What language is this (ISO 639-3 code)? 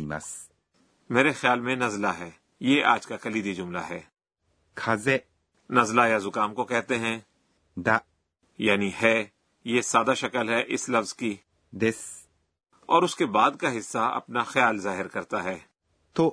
urd